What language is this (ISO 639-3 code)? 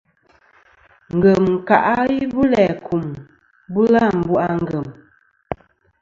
bkm